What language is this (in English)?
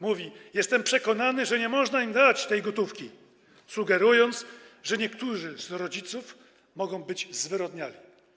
Polish